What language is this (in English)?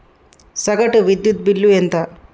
Telugu